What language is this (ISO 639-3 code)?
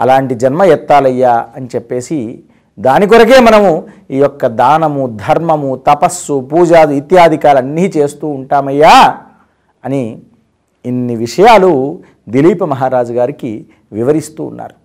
tel